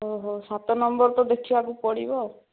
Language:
Odia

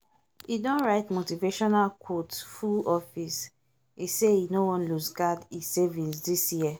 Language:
Nigerian Pidgin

